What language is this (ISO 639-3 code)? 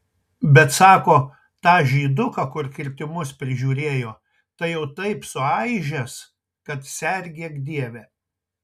lit